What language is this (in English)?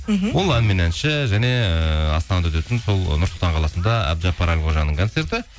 Kazakh